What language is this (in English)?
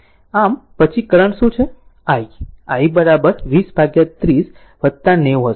Gujarati